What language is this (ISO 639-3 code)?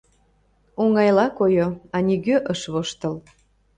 chm